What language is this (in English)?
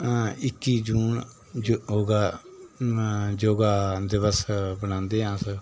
Dogri